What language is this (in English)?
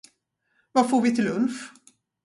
Swedish